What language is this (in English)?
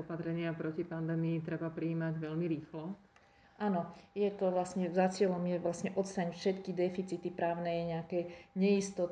Slovak